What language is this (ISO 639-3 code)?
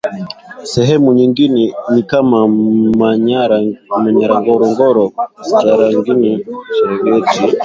swa